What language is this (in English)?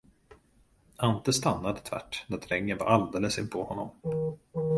Swedish